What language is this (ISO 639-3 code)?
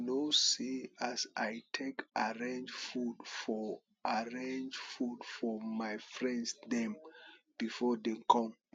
pcm